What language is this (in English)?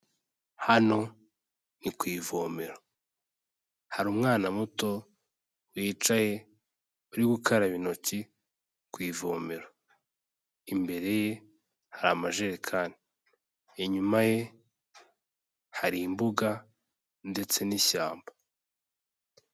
Kinyarwanda